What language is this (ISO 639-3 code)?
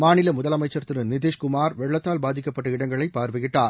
tam